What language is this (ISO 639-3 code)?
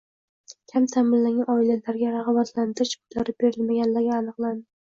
uzb